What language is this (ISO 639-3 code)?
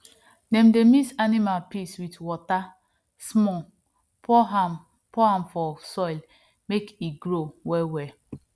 pcm